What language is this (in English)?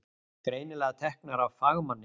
Icelandic